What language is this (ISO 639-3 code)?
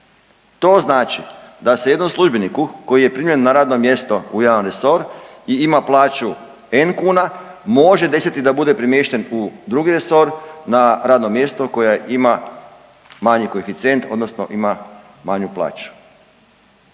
hrv